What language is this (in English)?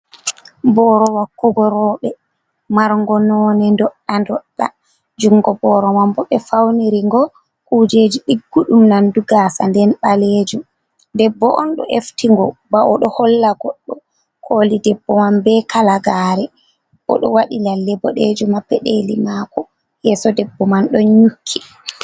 Fula